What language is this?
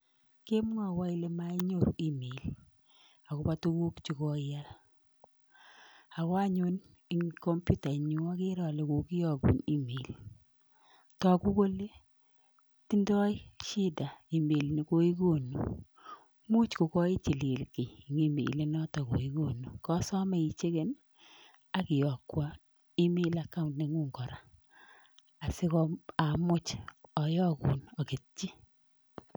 Kalenjin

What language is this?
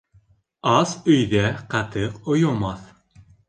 Bashkir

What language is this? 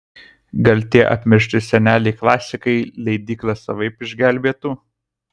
Lithuanian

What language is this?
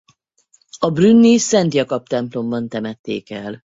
Hungarian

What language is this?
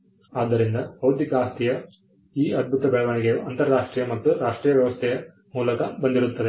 Kannada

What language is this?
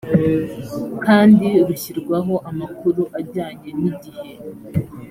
Kinyarwanda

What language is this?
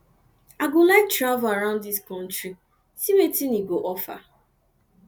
Nigerian Pidgin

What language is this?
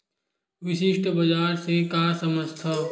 Chhattisgarhi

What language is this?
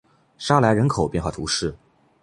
Chinese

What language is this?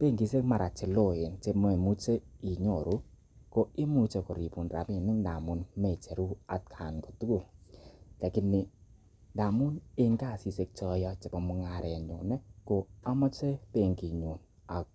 Kalenjin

